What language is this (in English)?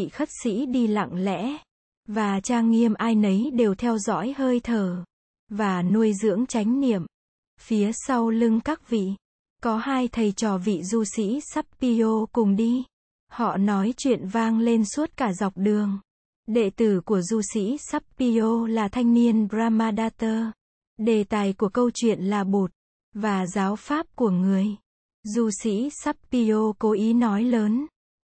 Vietnamese